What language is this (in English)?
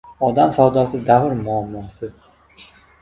Uzbek